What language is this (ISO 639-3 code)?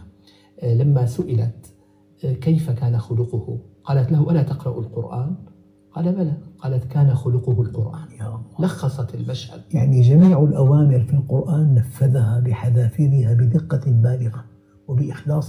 ara